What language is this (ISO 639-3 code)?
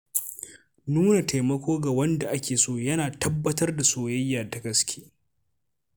hau